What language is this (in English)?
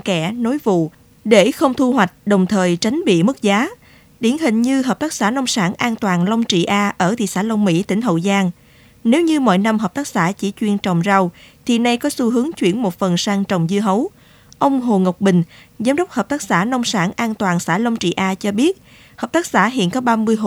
Vietnamese